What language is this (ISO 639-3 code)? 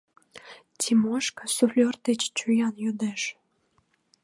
chm